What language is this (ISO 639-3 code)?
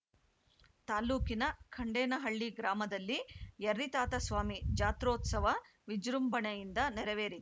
kan